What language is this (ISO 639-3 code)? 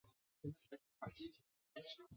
zho